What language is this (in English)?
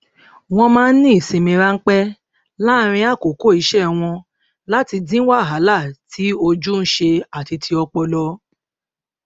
Yoruba